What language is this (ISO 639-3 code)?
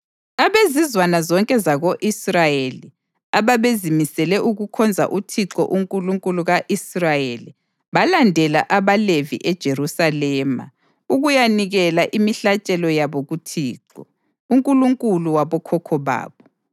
nde